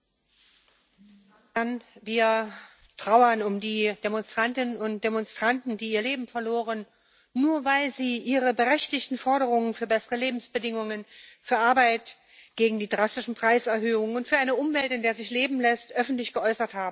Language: German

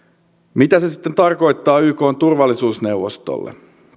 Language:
Finnish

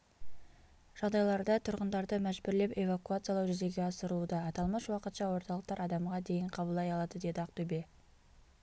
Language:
Kazakh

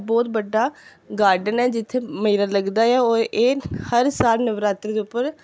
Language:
Dogri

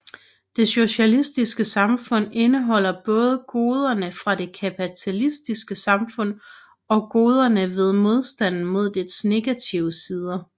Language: Danish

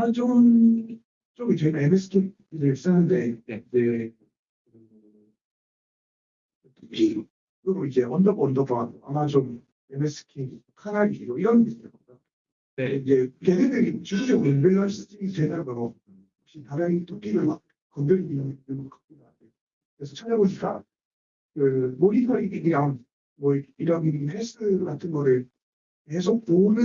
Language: Korean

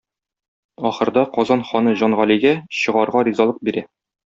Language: Tatar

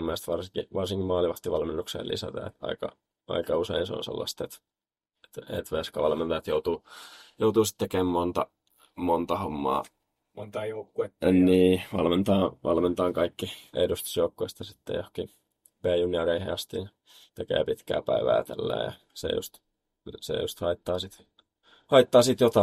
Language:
Finnish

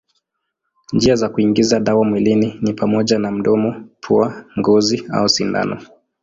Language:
Swahili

